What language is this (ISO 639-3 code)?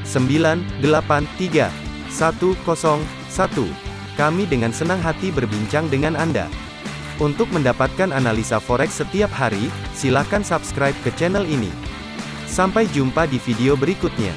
ind